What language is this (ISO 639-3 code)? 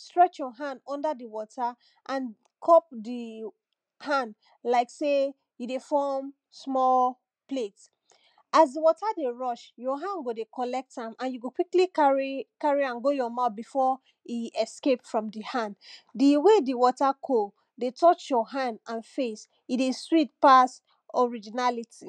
pcm